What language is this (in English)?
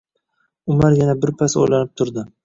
Uzbek